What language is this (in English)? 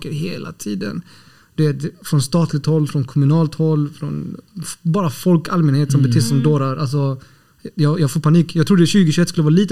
Swedish